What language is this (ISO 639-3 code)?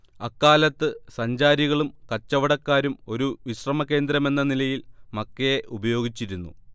mal